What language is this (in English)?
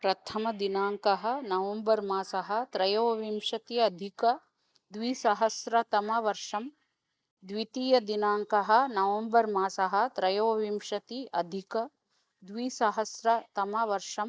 Sanskrit